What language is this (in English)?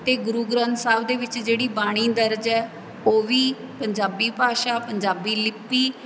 Punjabi